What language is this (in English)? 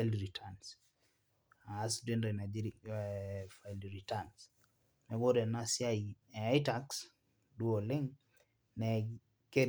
Masai